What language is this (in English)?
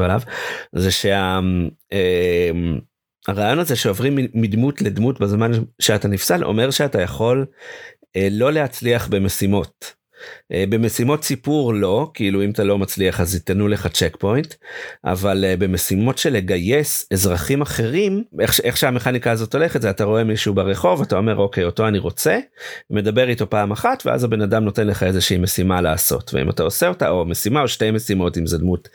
Hebrew